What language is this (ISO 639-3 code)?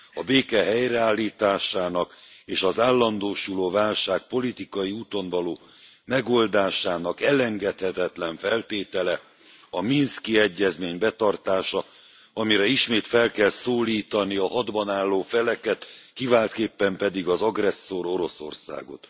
hun